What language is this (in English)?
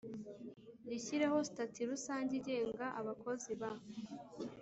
Kinyarwanda